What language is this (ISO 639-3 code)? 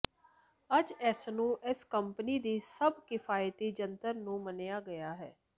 pan